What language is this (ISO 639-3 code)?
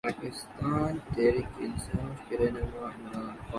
urd